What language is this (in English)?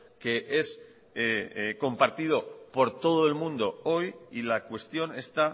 Spanish